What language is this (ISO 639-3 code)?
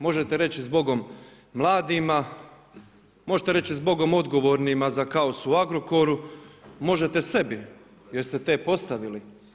hrv